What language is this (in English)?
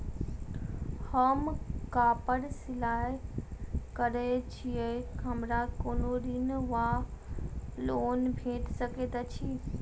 Maithili